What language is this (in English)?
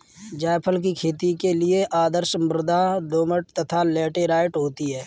Hindi